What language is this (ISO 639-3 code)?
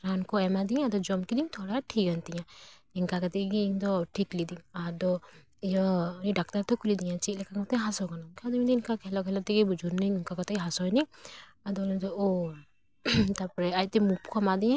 sat